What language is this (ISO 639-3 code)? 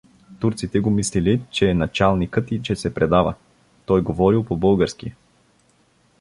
bul